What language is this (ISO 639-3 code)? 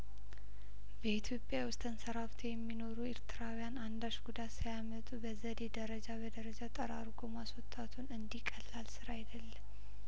amh